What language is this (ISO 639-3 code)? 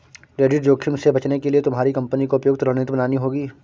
hin